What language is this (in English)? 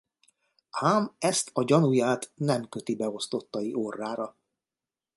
Hungarian